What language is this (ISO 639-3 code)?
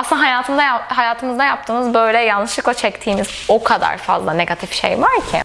tur